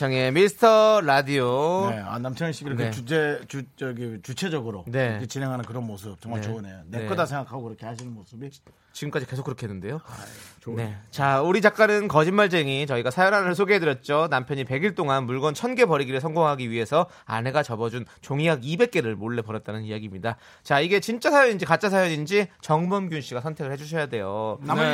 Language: Korean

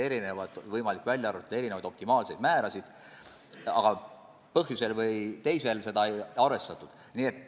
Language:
Estonian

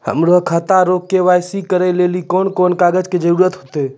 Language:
Maithili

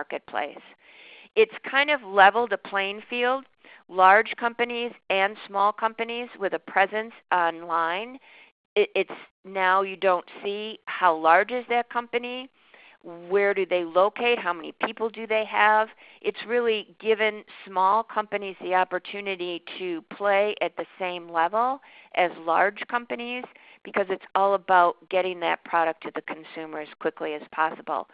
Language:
English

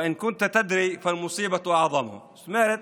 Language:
Hebrew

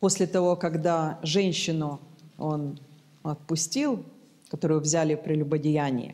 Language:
Russian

